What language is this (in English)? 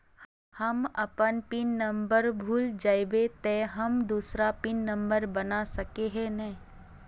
Magahi